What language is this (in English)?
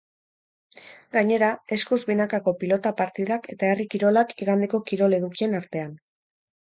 Basque